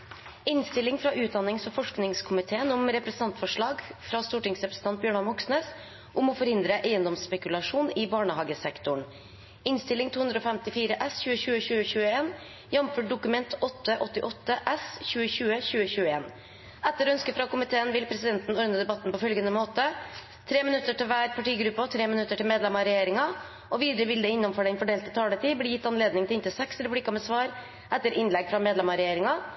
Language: Norwegian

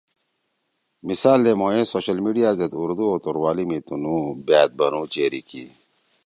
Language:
Torwali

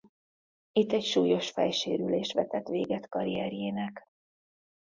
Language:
Hungarian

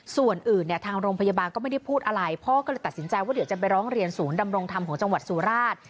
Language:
Thai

